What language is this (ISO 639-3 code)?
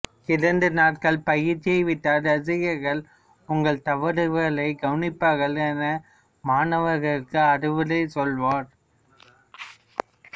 tam